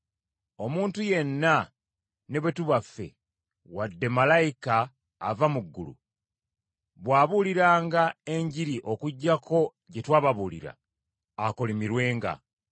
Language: Ganda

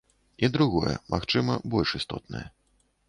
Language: Belarusian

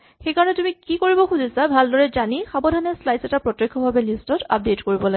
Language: Assamese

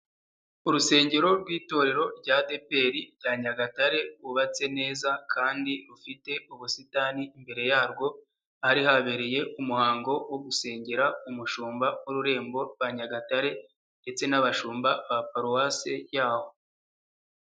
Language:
Kinyarwanda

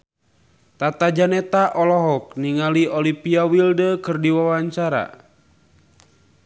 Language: Sundanese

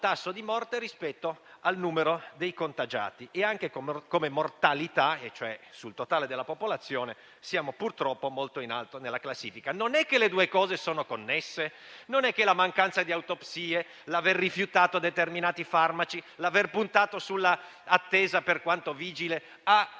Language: Italian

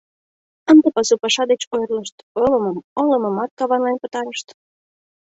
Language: Mari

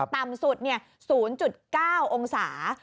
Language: Thai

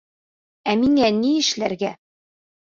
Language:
Bashkir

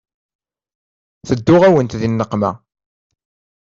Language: Kabyle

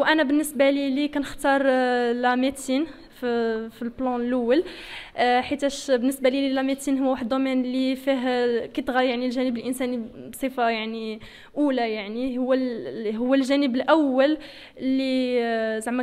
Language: Arabic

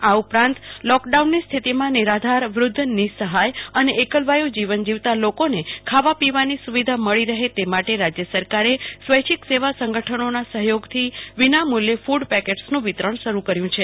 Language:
Gujarati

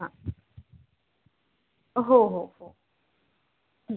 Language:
Marathi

